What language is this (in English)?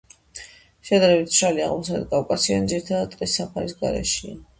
Georgian